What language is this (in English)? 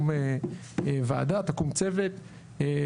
Hebrew